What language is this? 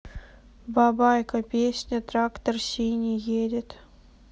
Russian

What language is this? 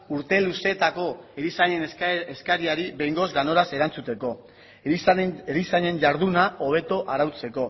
Basque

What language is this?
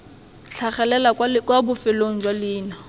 Tswana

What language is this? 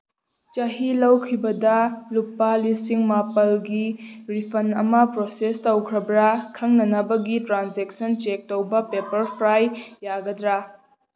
Manipuri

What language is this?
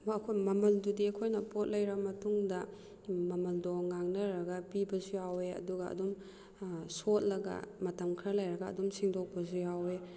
Manipuri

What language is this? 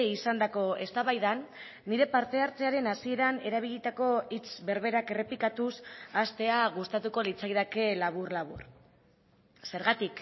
Basque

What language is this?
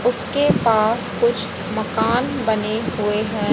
Hindi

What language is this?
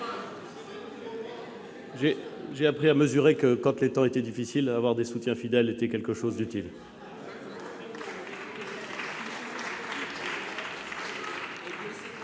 French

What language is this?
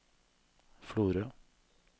Norwegian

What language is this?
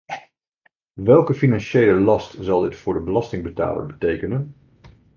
Dutch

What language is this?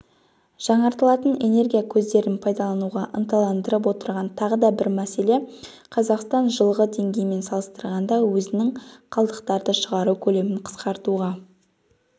Kazakh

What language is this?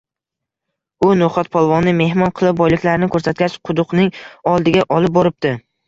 Uzbek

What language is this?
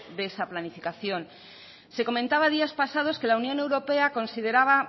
Spanish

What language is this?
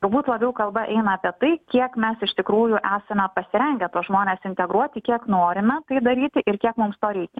Lithuanian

